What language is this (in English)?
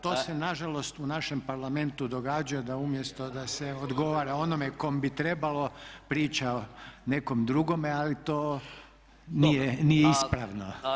Croatian